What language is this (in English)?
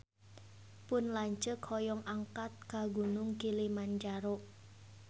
Sundanese